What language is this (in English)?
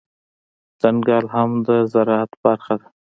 Pashto